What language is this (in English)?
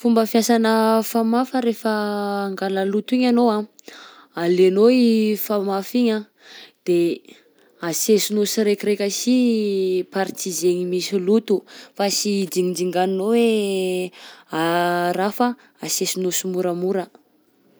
Southern Betsimisaraka Malagasy